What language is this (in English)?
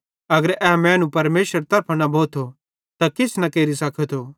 Bhadrawahi